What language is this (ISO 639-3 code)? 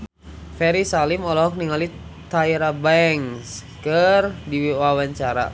sun